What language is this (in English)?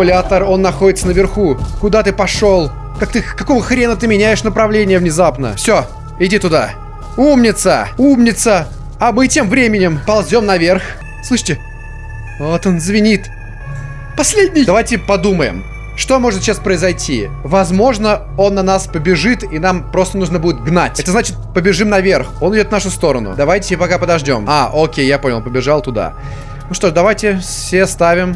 Russian